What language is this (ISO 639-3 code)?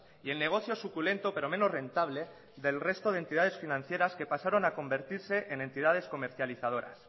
spa